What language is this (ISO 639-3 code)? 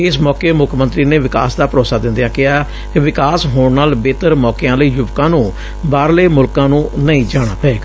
pan